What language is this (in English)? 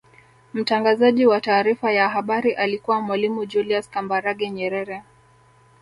Swahili